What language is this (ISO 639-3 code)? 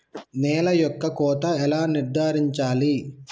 tel